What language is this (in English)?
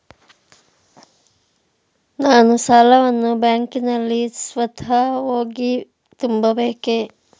Kannada